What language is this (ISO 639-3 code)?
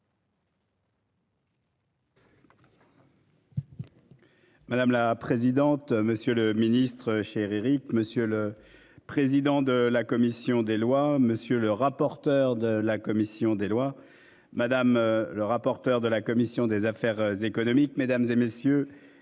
fra